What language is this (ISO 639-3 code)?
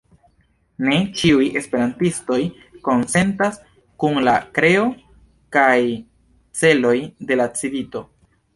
epo